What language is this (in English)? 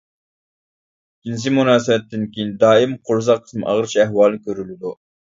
Uyghur